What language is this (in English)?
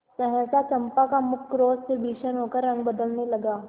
Hindi